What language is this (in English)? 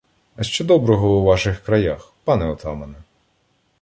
Ukrainian